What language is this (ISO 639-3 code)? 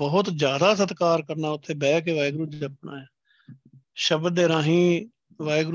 pan